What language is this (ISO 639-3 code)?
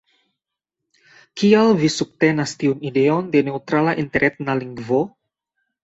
epo